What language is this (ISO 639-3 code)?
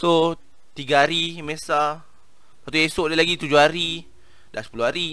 msa